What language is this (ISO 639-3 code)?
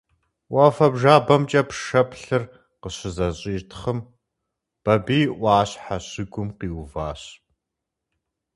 kbd